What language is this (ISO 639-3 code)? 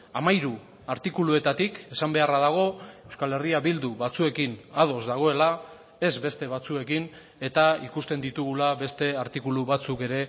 eus